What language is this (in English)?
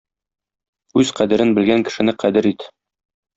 Tatar